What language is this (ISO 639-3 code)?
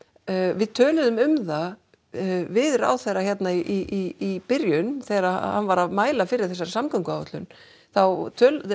isl